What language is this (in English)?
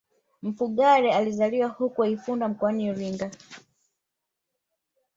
Swahili